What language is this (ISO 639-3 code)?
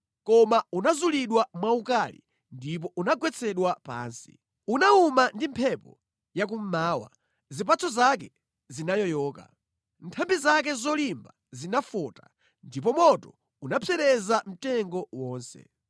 nya